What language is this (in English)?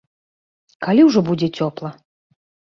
Belarusian